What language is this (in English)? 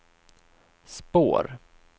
Swedish